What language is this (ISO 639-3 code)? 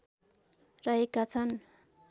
nep